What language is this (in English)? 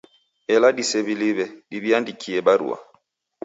Taita